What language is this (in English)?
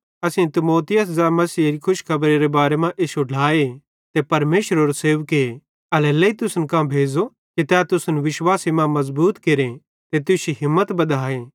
Bhadrawahi